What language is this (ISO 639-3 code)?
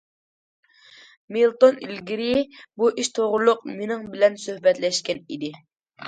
uig